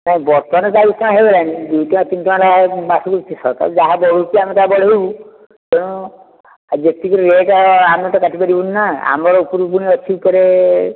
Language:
Odia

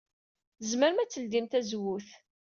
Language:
Kabyle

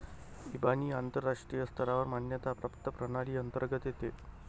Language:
Marathi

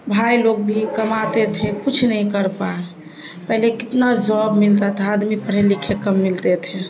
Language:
Urdu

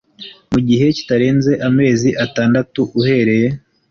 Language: Kinyarwanda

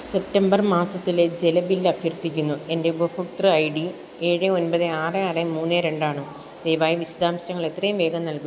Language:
Malayalam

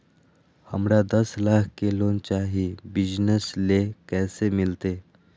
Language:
Magahi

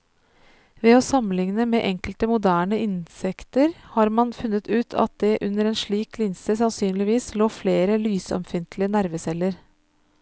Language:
Norwegian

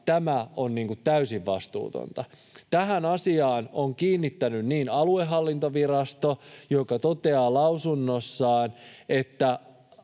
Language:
Finnish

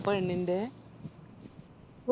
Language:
Malayalam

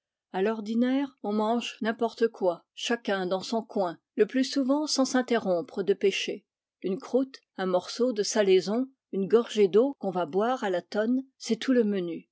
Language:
French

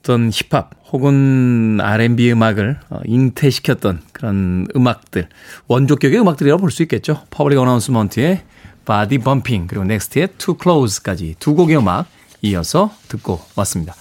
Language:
Korean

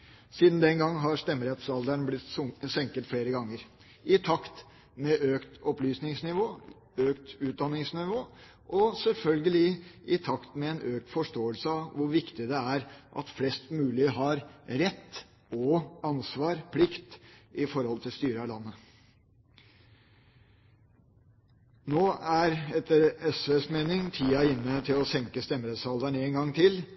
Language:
Norwegian Bokmål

